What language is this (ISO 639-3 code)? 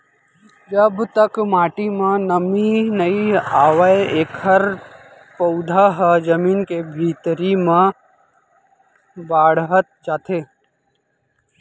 hne